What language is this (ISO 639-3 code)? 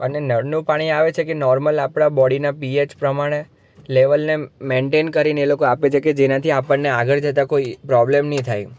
guj